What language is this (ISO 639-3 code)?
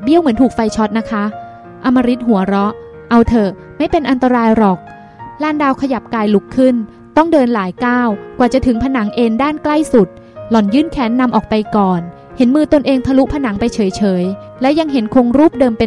tha